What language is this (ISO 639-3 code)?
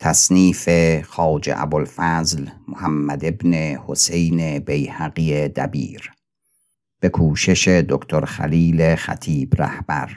fas